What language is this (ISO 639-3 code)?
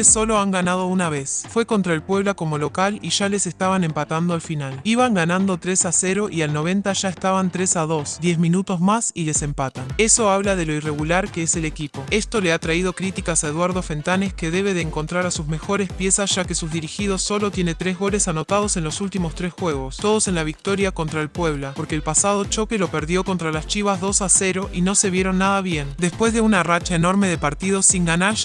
spa